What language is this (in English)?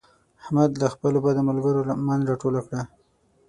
Pashto